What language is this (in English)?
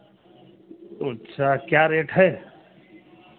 Hindi